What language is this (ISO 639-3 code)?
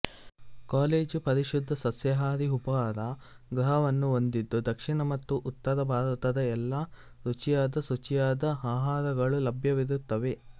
kan